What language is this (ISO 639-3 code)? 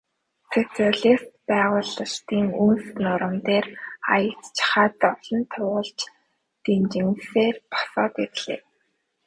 mon